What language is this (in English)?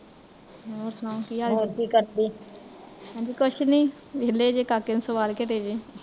Punjabi